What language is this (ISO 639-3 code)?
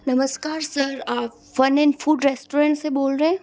hin